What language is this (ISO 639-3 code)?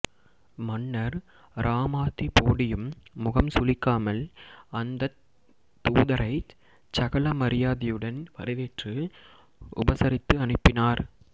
tam